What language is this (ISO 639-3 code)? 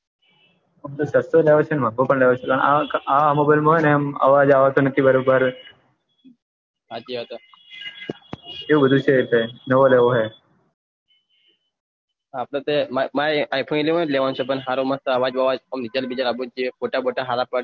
guj